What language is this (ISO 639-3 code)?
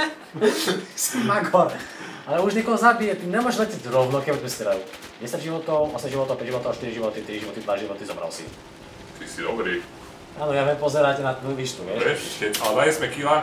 pol